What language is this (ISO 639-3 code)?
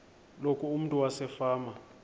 xho